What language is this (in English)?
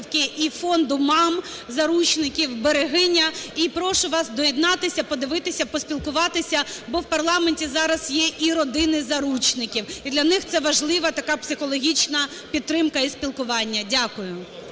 Ukrainian